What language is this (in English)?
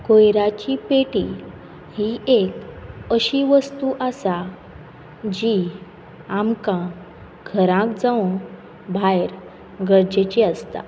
Konkani